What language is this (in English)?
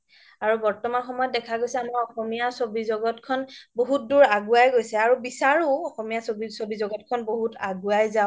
Assamese